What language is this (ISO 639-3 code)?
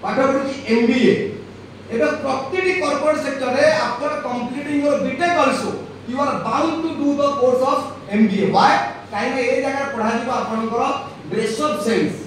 hin